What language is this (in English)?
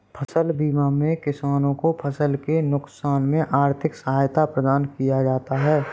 Hindi